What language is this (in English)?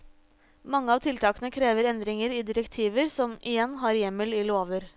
Norwegian